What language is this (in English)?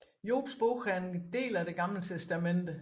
Danish